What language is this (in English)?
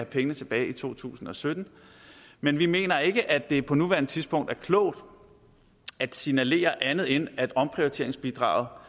Danish